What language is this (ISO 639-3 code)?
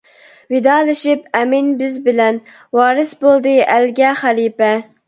uig